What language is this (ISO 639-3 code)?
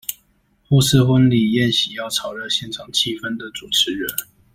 zho